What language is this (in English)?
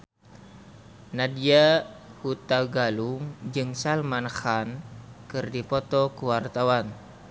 Sundanese